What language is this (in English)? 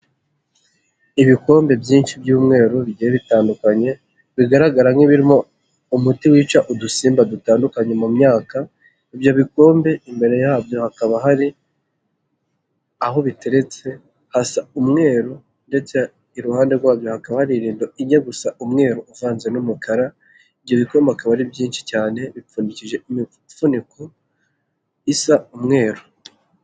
Kinyarwanda